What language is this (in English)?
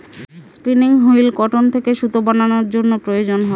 Bangla